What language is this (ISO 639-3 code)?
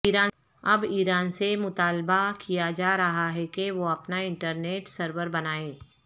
urd